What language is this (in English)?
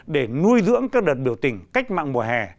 Vietnamese